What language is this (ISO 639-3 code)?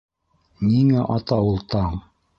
bak